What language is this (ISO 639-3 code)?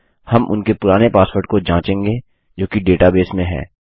hin